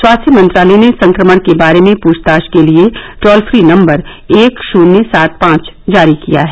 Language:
Hindi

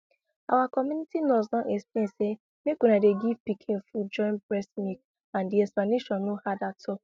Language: Nigerian Pidgin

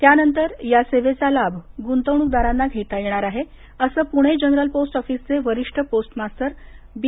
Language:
Marathi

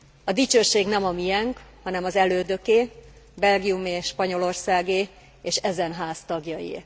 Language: Hungarian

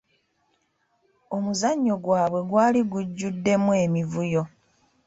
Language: Ganda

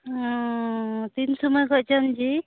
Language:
Santali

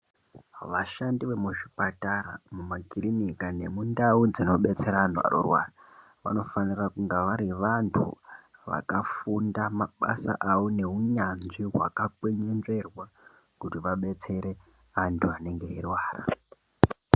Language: Ndau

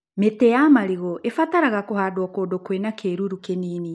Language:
Kikuyu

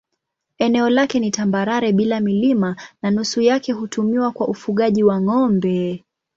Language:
Swahili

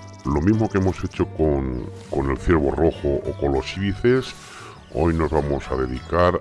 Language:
Spanish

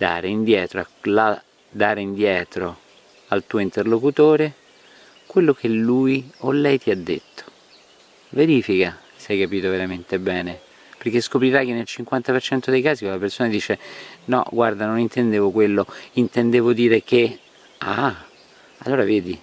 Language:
Italian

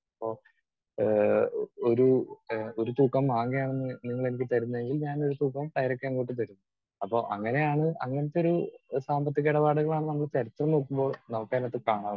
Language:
Malayalam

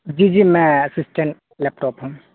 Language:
Urdu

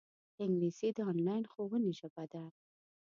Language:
Pashto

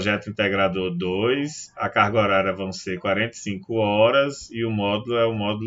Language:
Portuguese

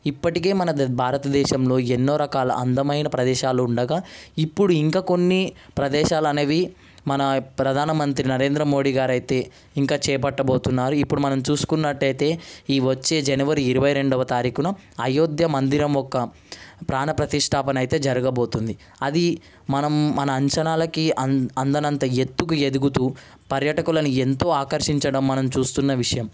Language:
Telugu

